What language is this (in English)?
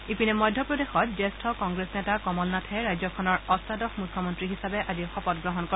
Assamese